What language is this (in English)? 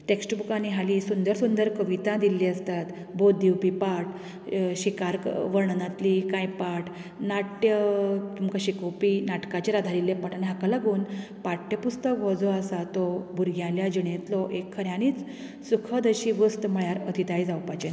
Konkani